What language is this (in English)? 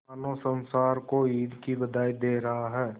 Hindi